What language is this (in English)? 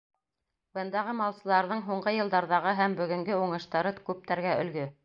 Bashkir